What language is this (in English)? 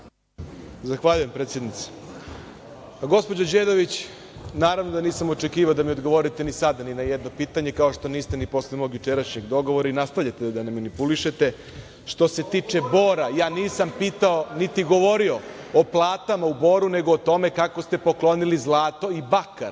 Serbian